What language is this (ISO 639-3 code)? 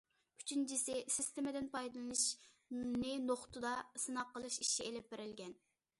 uig